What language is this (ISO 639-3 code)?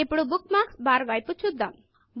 tel